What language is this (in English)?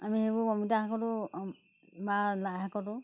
Assamese